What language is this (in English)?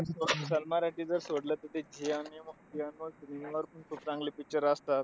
Marathi